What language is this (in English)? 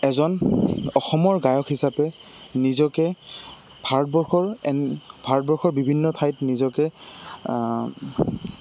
Assamese